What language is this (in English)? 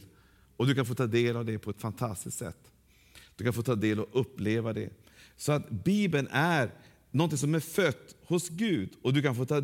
Swedish